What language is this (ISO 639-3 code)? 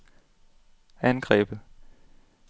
dan